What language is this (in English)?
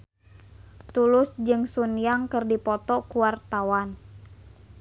Sundanese